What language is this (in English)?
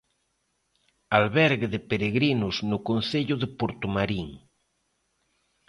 Galician